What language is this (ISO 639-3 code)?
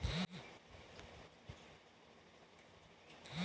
bho